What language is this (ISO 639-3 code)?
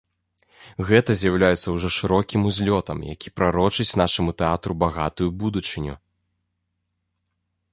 bel